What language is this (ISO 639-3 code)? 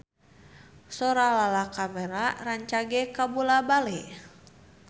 sun